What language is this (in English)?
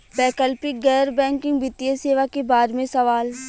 Bhojpuri